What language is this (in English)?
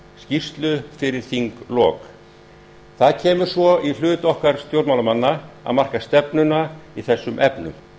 Icelandic